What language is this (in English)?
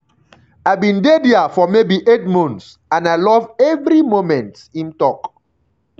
Nigerian Pidgin